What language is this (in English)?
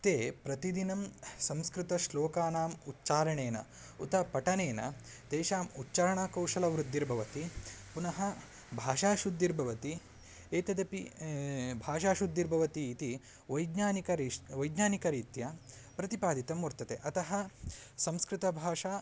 Sanskrit